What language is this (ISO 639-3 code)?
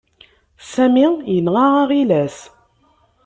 kab